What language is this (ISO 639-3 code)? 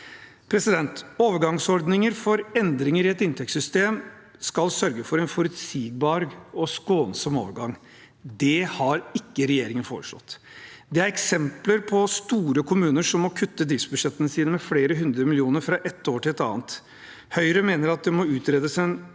nor